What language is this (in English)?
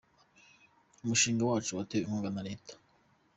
Kinyarwanda